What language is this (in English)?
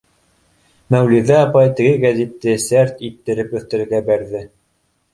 Bashkir